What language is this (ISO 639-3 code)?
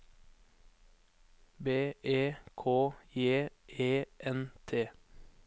nor